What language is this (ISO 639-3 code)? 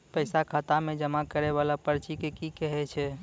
mai